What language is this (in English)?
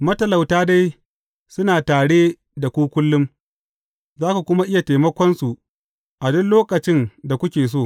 Hausa